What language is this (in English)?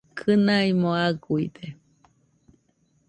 Nüpode Huitoto